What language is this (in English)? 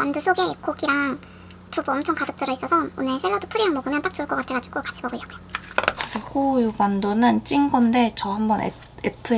Korean